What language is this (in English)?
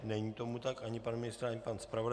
Czech